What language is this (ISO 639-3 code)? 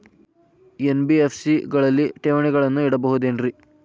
kan